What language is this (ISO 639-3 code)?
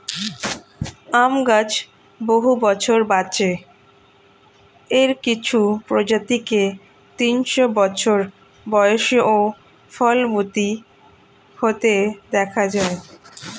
ben